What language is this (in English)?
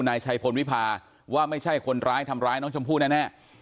Thai